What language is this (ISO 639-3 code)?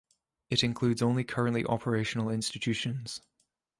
eng